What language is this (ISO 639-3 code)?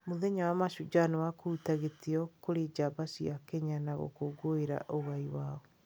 kik